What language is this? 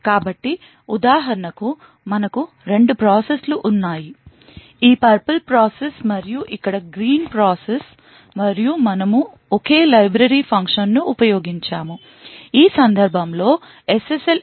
Telugu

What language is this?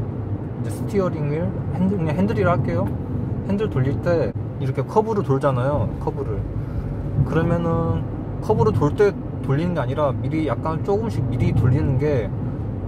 Korean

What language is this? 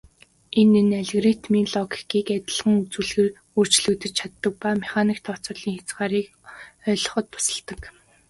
Mongolian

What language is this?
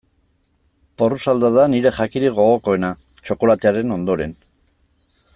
Basque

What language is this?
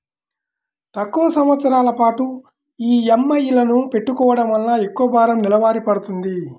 Telugu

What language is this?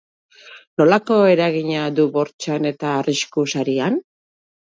Basque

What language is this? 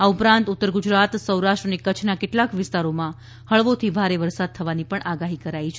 Gujarati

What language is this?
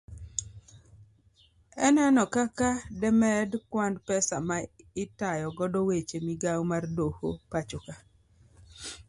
Luo (Kenya and Tanzania)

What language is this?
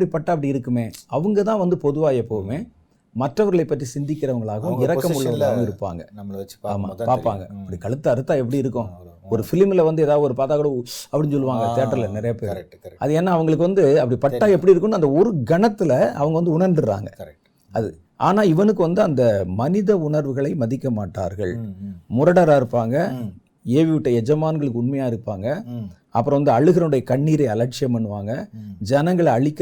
Tamil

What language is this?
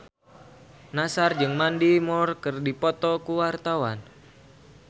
Sundanese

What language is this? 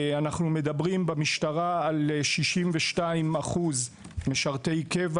Hebrew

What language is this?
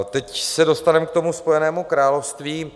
Czech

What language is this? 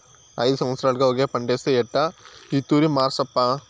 Telugu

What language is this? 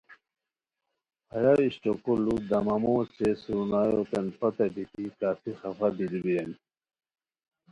Khowar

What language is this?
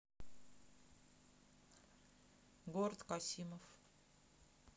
Russian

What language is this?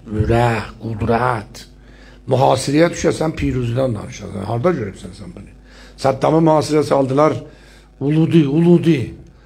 Turkish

